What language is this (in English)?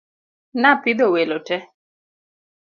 Luo (Kenya and Tanzania)